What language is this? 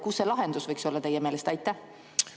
Estonian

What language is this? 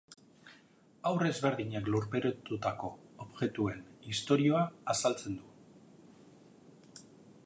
Basque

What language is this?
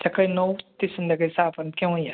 Marathi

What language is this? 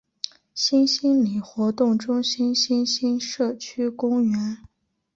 Chinese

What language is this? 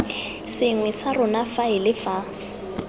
Tswana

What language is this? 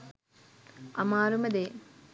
Sinhala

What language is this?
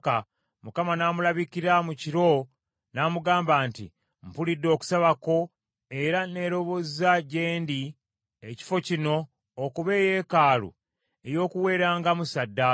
Ganda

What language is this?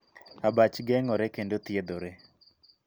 Luo (Kenya and Tanzania)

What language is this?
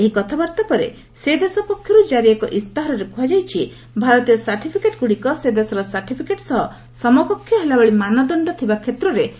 Odia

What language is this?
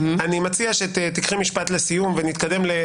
Hebrew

